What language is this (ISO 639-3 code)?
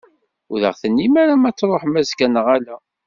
kab